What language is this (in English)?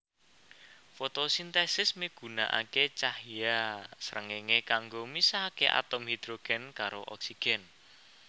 Javanese